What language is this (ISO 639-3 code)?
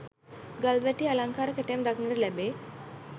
sin